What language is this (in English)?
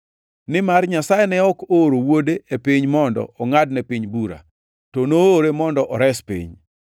Luo (Kenya and Tanzania)